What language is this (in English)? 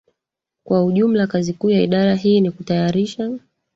Swahili